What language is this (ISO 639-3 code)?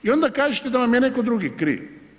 hrv